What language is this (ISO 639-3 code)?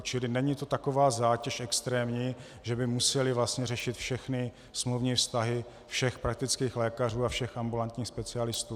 ces